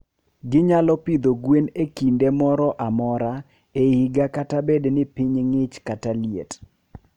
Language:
Luo (Kenya and Tanzania)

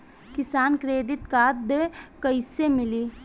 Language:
Bhojpuri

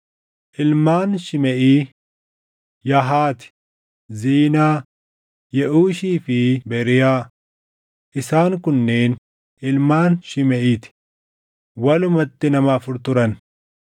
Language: Oromo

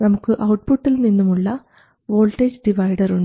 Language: Malayalam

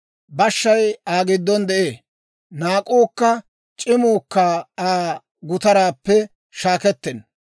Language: Dawro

